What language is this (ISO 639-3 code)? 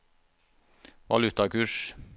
nor